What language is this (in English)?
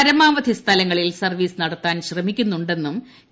Malayalam